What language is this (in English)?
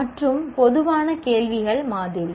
Tamil